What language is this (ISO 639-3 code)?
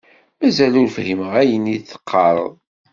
kab